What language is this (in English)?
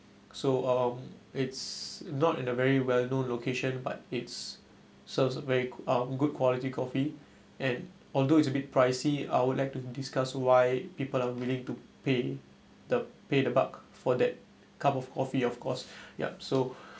English